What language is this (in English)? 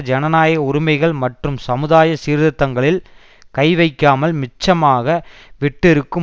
Tamil